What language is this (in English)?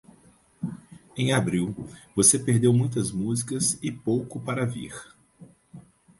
Portuguese